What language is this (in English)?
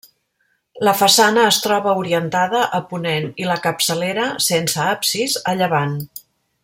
Catalan